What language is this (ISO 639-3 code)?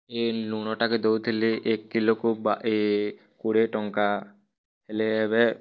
ori